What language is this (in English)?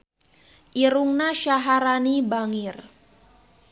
Sundanese